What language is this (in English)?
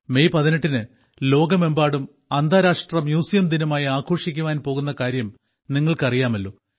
Malayalam